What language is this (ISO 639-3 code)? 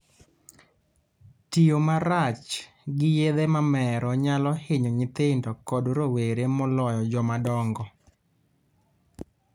luo